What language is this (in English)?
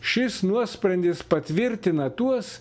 Lithuanian